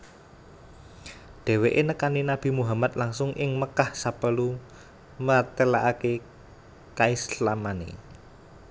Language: Javanese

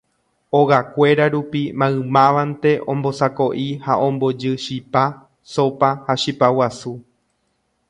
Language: Guarani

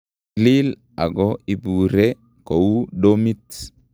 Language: Kalenjin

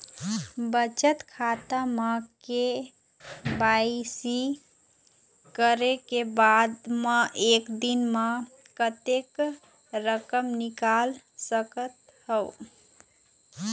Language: Chhattisgarhi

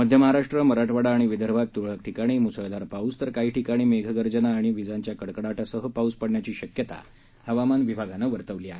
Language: Marathi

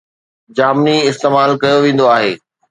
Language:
Sindhi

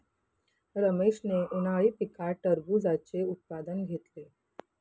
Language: Marathi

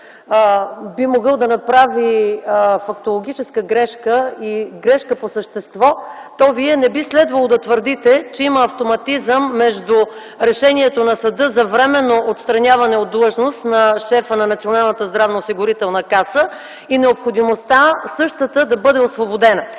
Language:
Bulgarian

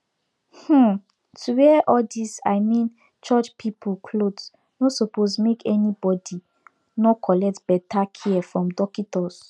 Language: Nigerian Pidgin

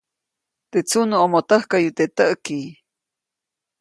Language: Copainalá Zoque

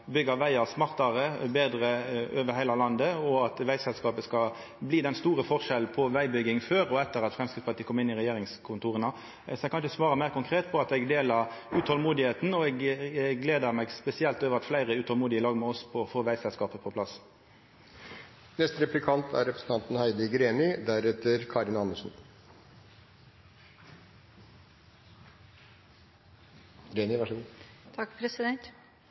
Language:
Norwegian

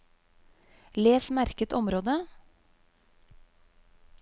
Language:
Norwegian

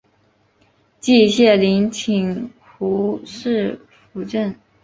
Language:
Chinese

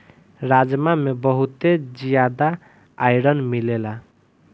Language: Bhojpuri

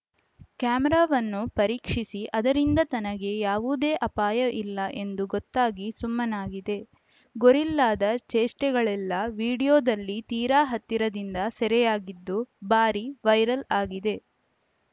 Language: Kannada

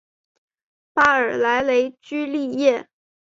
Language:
Chinese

